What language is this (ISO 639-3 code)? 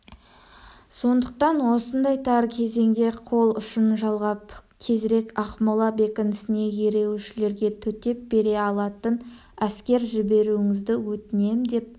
kaz